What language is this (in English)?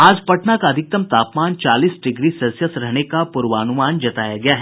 Hindi